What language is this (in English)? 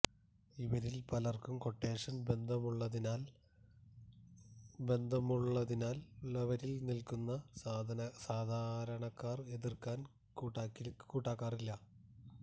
Malayalam